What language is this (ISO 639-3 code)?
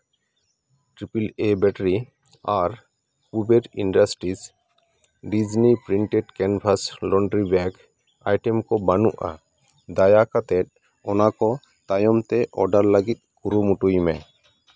sat